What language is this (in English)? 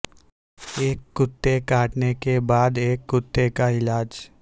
Urdu